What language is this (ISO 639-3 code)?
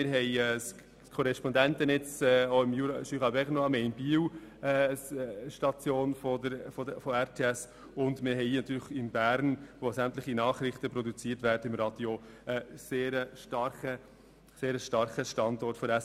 gsw